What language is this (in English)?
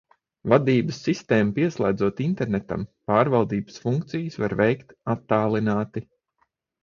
Latvian